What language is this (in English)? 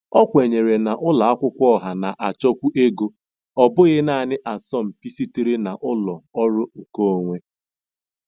Igbo